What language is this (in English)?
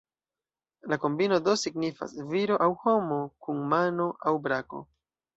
Esperanto